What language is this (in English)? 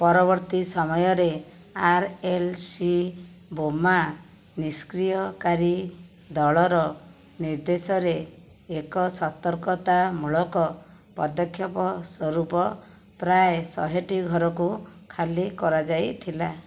Odia